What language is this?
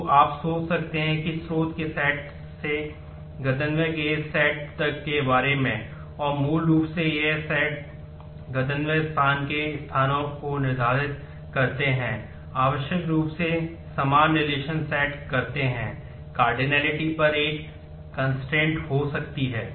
Hindi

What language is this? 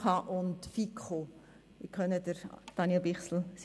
Swiss German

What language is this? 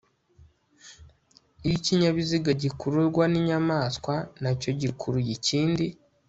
Kinyarwanda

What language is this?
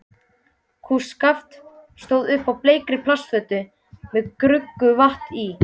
Icelandic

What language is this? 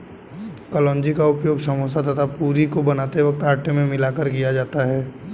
Hindi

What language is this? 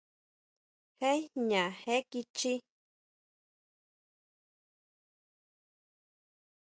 Huautla Mazatec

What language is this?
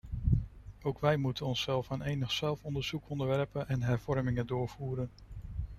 Dutch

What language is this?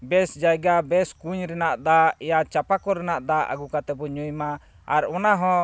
Santali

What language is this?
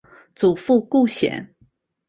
Chinese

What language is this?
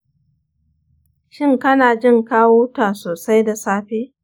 Hausa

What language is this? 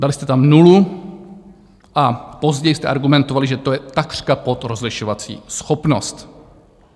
Czech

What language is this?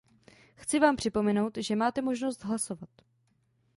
Czech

